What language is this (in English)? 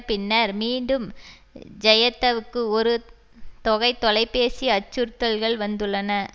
Tamil